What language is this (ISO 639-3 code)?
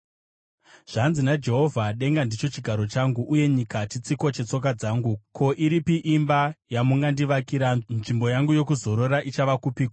sna